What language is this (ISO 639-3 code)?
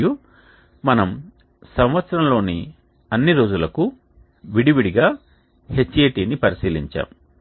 tel